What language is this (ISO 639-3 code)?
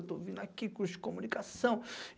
por